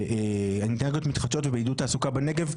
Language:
Hebrew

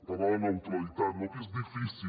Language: Catalan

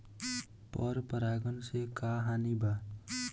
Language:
Bhojpuri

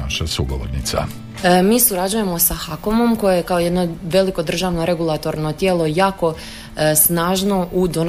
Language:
Croatian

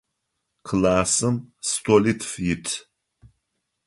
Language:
Adyghe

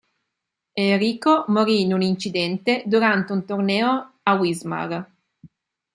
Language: Italian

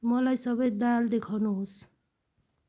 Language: Nepali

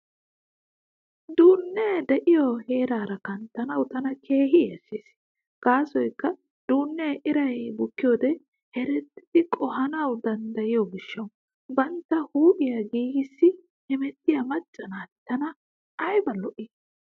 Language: Wolaytta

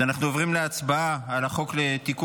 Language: Hebrew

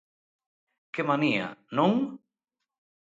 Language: Galician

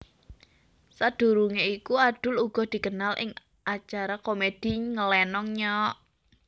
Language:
Javanese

